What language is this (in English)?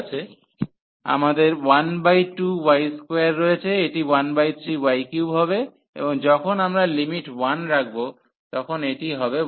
Bangla